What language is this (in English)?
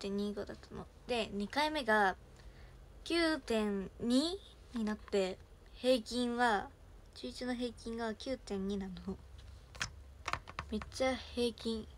Japanese